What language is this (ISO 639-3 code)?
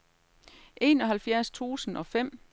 dan